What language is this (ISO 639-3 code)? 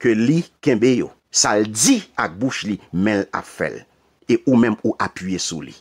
fra